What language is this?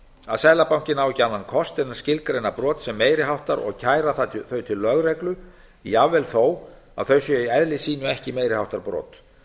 Icelandic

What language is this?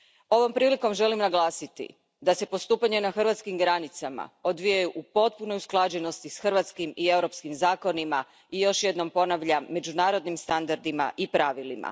Croatian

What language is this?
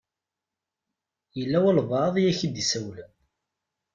Kabyle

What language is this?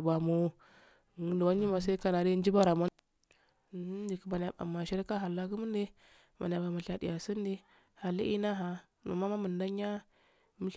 Afade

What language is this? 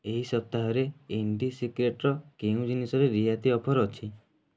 Odia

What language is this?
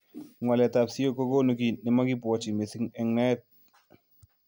Kalenjin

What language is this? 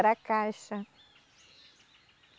Portuguese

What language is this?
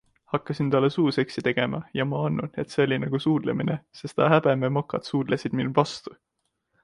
Estonian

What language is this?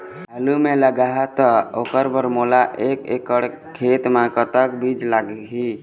Chhattisgarhi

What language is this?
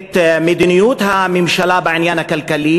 Hebrew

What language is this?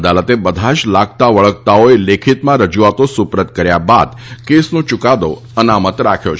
Gujarati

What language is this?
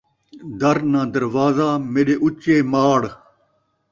Saraiki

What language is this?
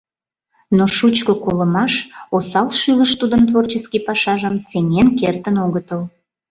Mari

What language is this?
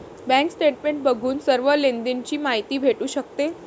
Marathi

